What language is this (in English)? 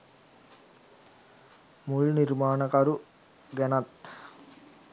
Sinhala